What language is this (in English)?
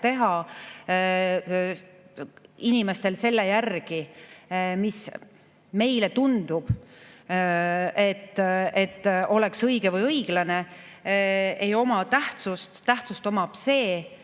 Estonian